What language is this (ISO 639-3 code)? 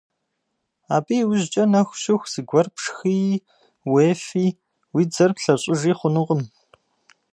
kbd